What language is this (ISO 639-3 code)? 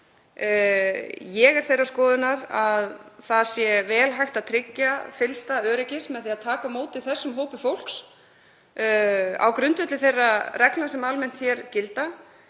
isl